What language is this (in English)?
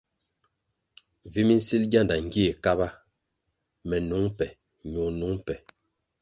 Kwasio